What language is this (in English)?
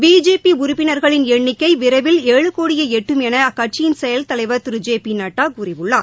Tamil